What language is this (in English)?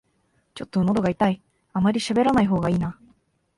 Japanese